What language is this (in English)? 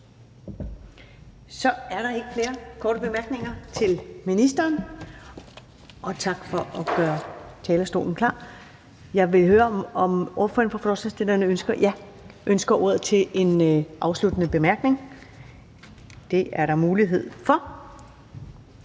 Danish